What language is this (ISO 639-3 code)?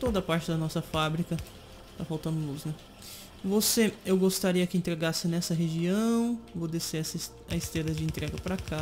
por